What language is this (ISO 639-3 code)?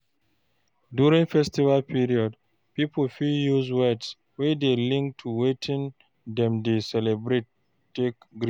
pcm